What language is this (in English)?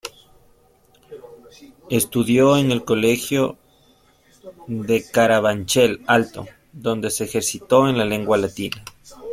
Spanish